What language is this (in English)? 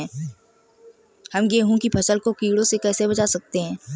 Hindi